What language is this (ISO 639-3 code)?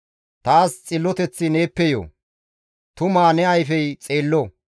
gmv